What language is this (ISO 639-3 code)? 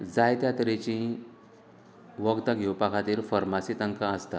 kok